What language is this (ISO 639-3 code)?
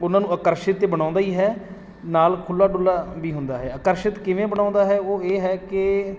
pan